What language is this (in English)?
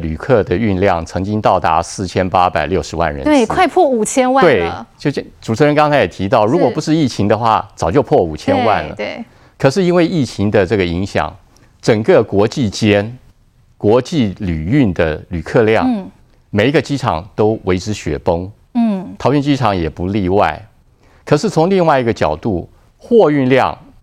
Chinese